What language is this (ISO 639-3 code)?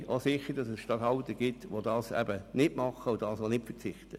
gsw